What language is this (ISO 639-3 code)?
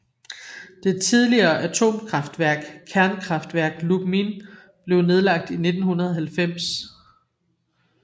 dan